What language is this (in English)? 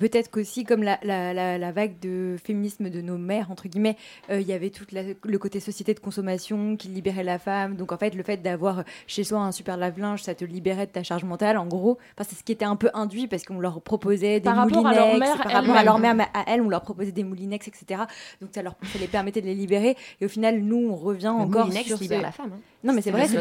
French